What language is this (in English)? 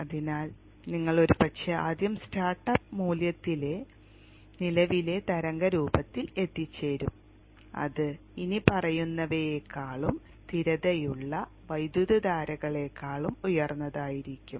Malayalam